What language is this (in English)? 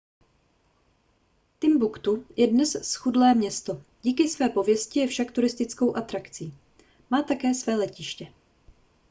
Czech